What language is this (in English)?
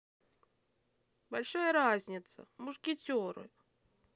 Russian